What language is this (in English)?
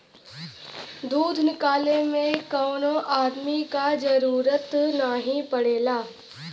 Bhojpuri